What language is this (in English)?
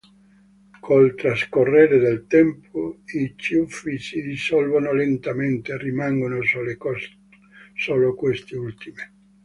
Italian